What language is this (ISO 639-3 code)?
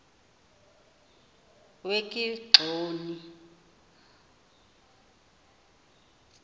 xho